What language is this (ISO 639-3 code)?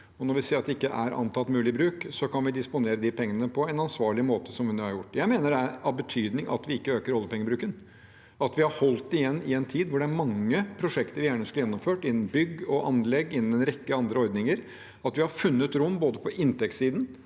nor